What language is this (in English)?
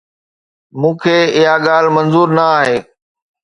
Sindhi